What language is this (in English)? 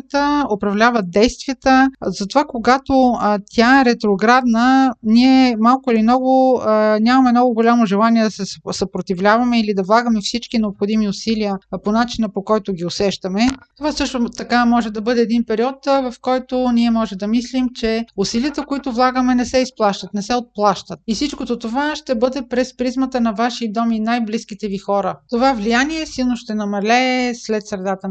Bulgarian